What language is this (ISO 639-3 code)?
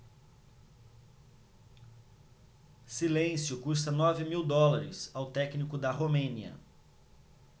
por